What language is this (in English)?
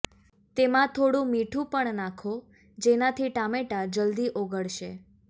Gujarati